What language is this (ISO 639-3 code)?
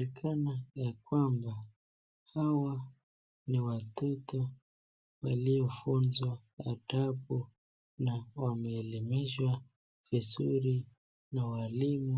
swa